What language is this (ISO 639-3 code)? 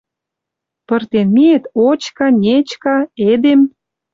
mrj